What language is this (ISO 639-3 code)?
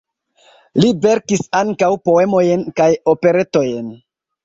epo